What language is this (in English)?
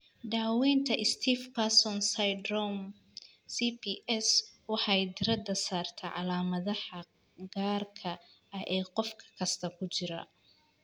Somali